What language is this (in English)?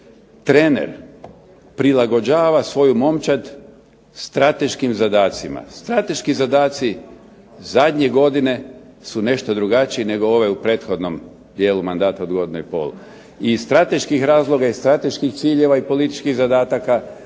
Croatian